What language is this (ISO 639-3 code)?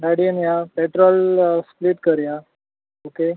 kok